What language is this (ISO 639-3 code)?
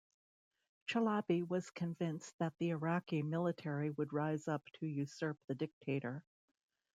eng